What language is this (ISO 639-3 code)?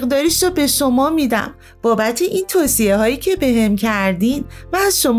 fas